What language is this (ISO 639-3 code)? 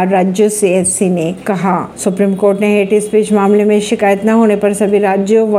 hin